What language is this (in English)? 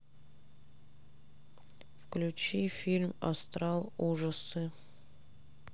Russian